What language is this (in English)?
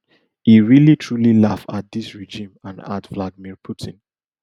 Nigerian Pidgin